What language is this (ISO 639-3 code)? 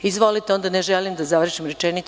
srp